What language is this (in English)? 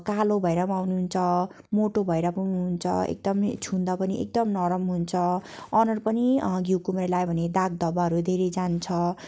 Nepali